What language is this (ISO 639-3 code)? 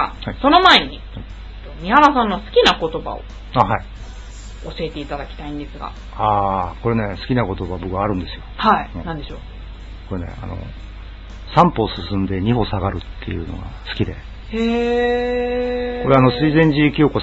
jpn